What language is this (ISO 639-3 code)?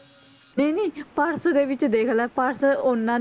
pan